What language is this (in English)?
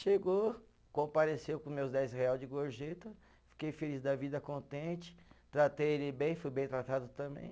Portuguese